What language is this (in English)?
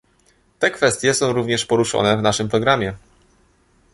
Polish